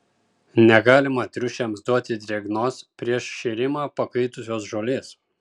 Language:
Lithuanian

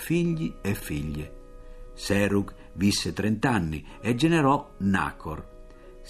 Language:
Italian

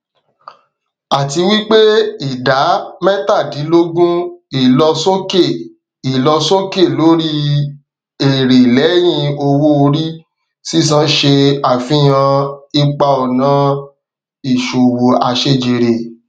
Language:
Yoruba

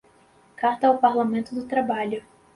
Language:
Portuguese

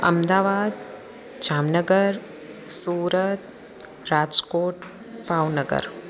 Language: Sindhi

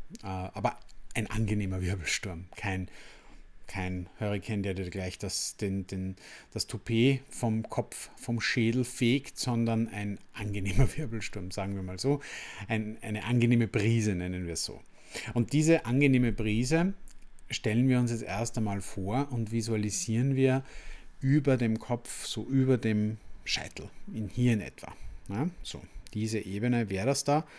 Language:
German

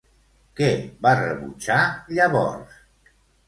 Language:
Catalan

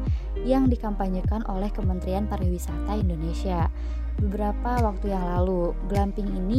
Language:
Indonesian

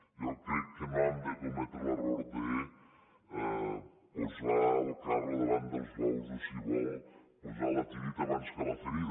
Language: Catalan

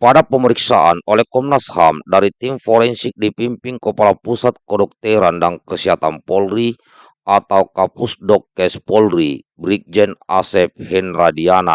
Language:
Indonesian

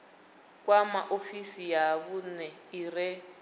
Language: Venda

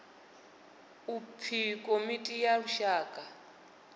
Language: Venda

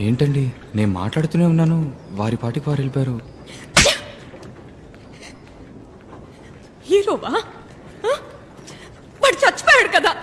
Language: Telugu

